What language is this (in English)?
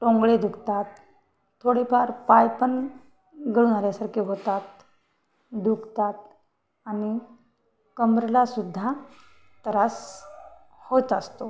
Marathi